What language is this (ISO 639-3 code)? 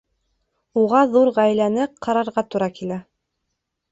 bak